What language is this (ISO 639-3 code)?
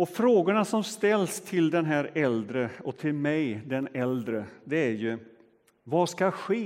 swe